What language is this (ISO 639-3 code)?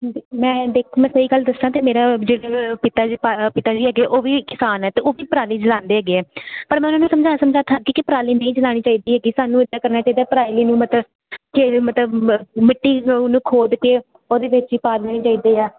pan